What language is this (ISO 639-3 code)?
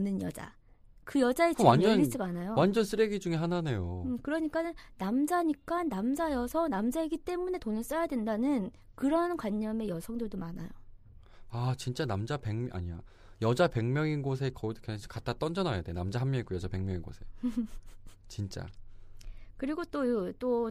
kor